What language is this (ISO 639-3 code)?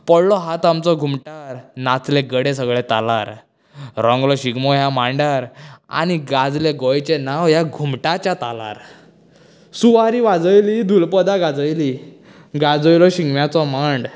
kok